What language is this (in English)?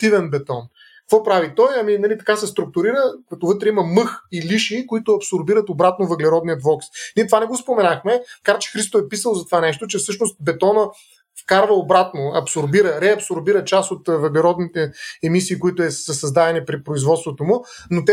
Bulgarian